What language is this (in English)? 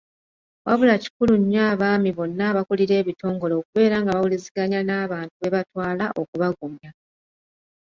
Ganda